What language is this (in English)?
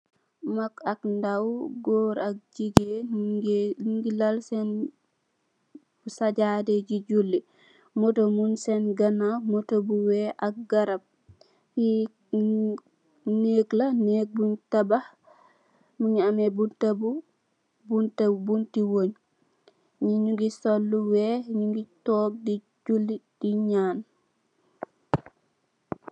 Wolof